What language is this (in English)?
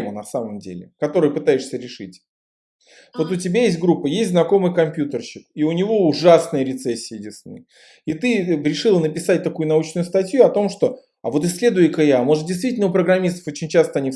Russian